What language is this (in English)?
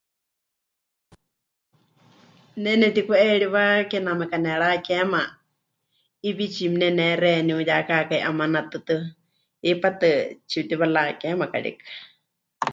Huichol